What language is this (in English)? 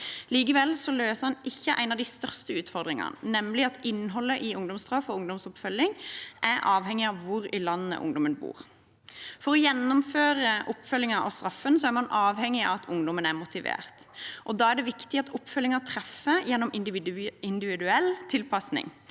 Norwegian